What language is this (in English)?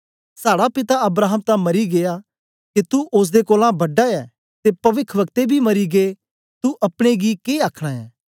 Dogri